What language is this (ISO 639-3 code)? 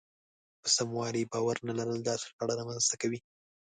pus